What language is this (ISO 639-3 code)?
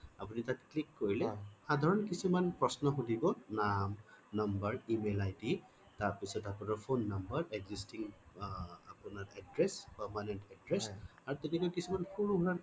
asm